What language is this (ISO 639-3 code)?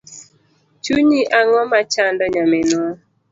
luo